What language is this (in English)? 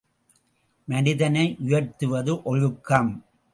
Tamil